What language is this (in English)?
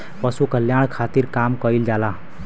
Bhojpuri